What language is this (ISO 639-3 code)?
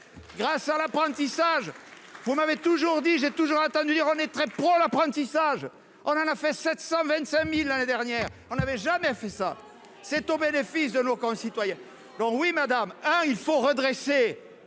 fra